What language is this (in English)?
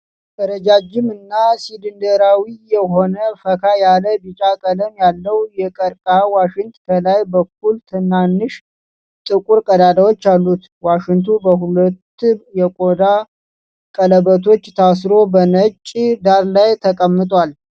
Amharic